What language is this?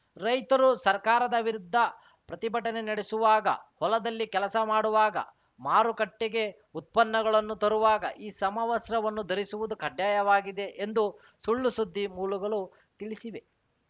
Kannada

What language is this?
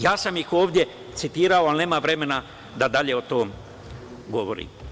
Serbian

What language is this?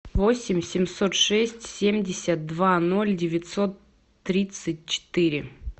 Russian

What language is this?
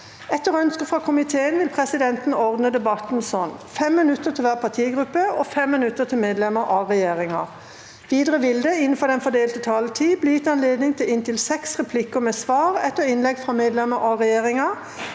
Norwegian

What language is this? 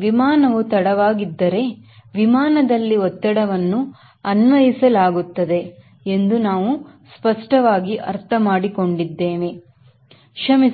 Kannada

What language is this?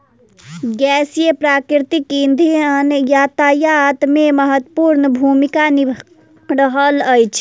Maithili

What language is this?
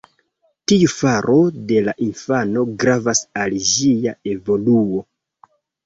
Esperanto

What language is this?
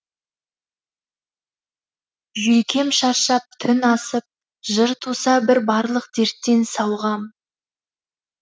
Kazakh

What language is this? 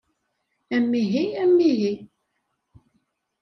Kabyle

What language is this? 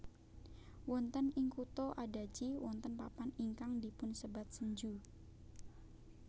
Javanese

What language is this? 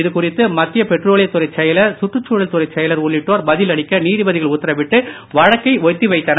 Tamil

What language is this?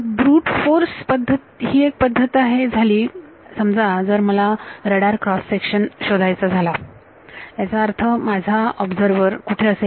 Marathi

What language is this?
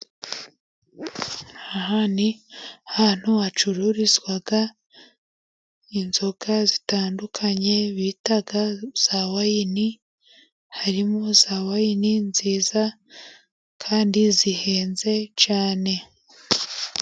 Kinyarwanda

